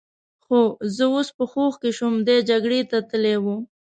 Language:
Pashto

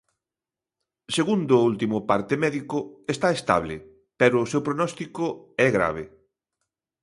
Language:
Galician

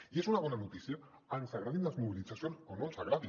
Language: Catalan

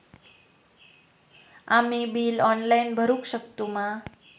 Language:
Marathi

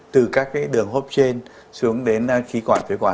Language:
Vietnamese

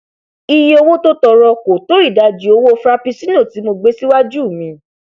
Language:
Yoruba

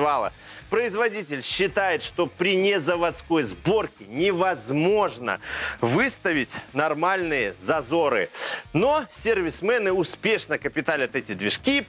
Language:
Russian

